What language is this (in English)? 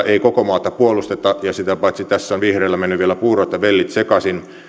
Finnish